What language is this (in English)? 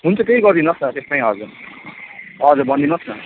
Nepali